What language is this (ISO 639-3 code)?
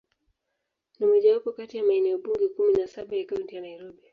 swa